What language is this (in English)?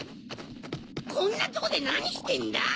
Japanese